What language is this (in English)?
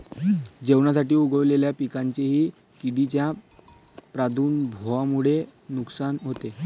Marathi